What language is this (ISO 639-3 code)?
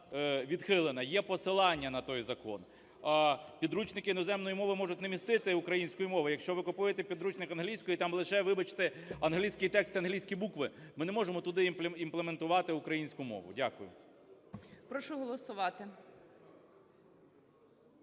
ukr